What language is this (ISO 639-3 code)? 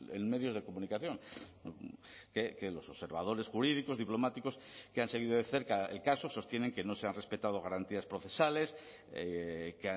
spa